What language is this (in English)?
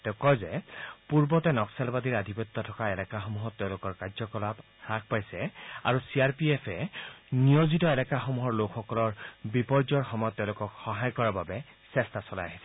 Assamese